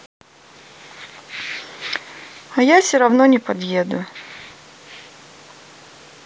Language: Russian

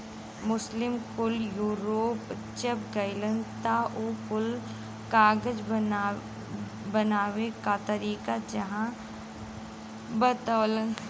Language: Bhojpuri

